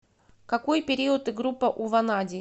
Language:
Russian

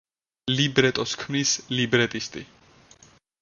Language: Georgian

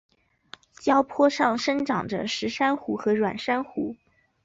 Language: Chinese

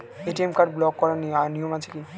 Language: Bangla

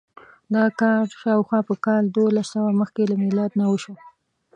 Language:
Pashto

